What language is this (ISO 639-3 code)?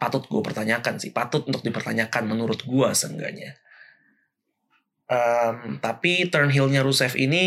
ind